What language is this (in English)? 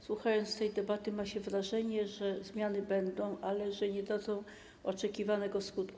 Polish